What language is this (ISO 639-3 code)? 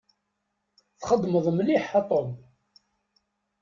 kab